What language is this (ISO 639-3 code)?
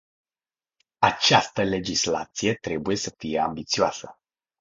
ron